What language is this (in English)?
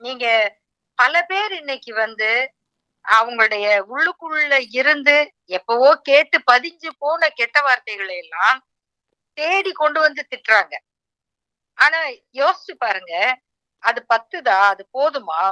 Tamil